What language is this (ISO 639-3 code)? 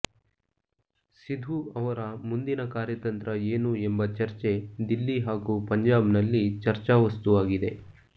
kan